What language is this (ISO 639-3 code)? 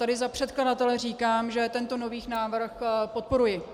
ces